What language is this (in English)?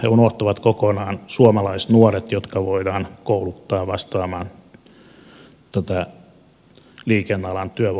Finnish